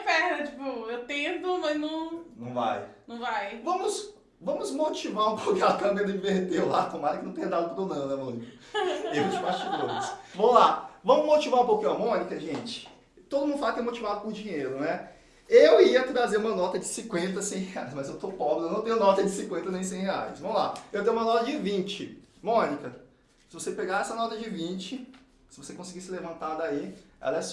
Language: Portuguese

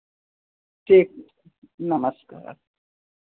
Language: Hindi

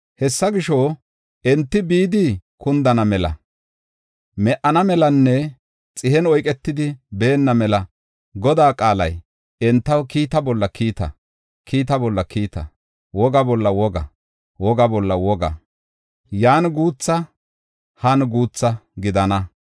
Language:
Gofa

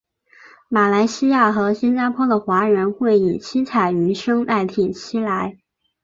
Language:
Chinese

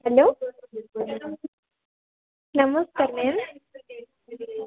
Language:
Odia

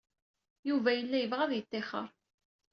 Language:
Kabyle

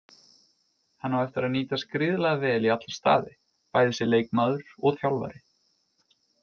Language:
Icelandic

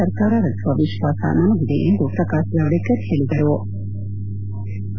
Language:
Kannada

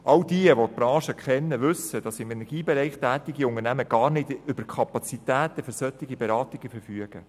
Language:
Swiss German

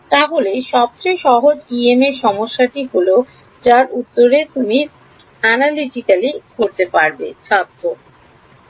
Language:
Bangla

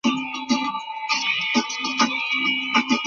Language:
Bangla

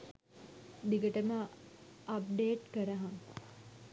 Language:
Sinhala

